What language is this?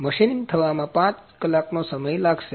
Gujarati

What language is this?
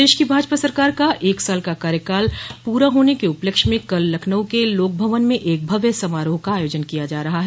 Hindi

